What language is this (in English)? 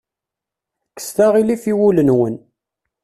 Kabyle